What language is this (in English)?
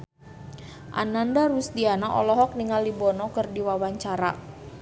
Sundanese